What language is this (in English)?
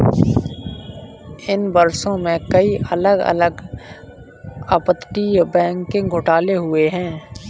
Hindi